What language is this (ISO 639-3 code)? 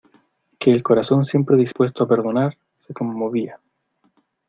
spa